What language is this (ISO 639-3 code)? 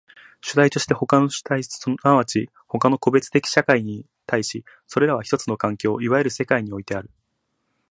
jpn